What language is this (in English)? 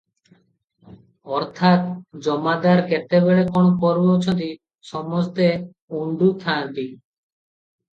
Odia